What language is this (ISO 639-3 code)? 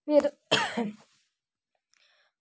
doi